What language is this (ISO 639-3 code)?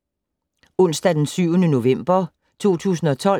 dan